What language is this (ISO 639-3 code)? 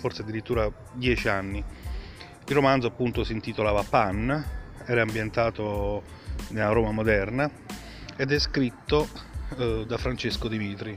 ita